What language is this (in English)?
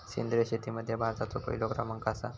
Marathi